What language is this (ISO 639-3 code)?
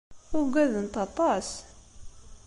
kab